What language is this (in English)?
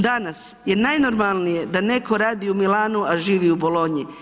Croatian